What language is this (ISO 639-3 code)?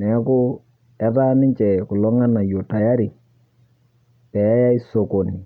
mas